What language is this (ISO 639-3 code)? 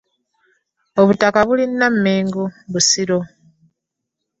lug